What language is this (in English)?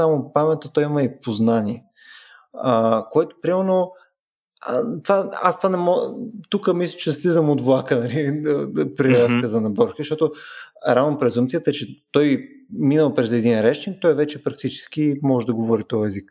Bulgarian